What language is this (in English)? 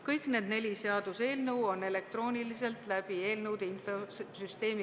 Estonian